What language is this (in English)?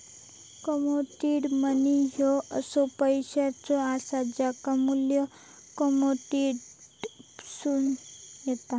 Marathi